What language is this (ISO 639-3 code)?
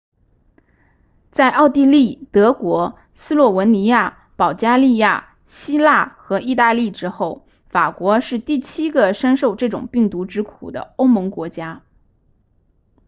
zho